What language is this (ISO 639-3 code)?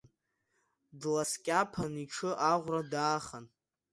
abk